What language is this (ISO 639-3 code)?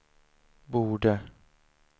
swe